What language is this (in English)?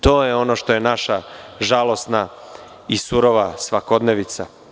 Serbian